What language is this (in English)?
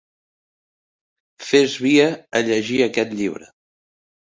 Catalan